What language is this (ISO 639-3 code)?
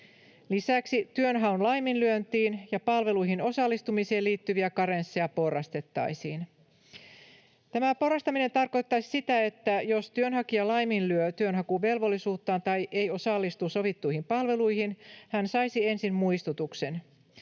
fin